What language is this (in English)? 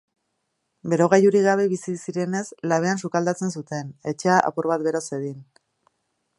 Basque